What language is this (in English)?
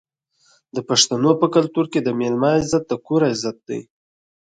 Pashto